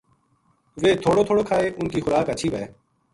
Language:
Gujari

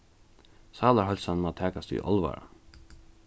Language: Faroese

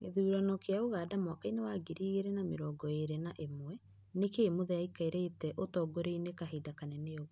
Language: Kikuyu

